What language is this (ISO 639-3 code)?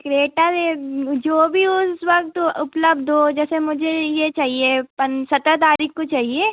hin